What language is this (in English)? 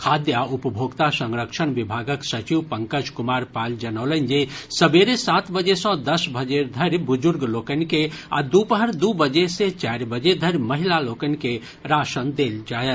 Maithili